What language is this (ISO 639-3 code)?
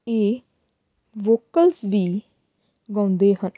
pan